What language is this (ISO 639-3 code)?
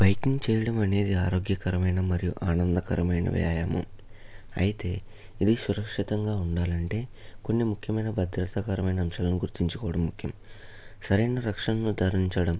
tel